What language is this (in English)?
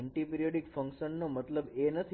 Gujarati